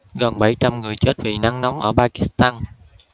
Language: Vietnamese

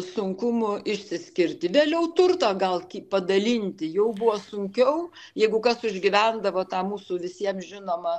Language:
Lithuanian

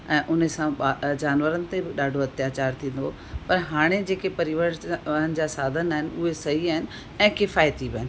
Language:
Sindhi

